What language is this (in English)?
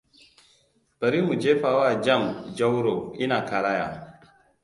Hausa